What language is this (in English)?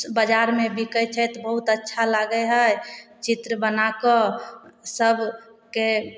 Maithili